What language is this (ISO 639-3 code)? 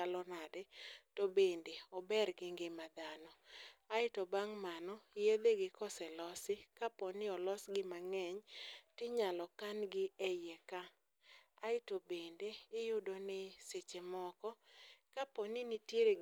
luo